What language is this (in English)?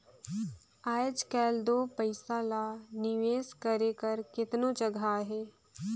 Chhattisgarhi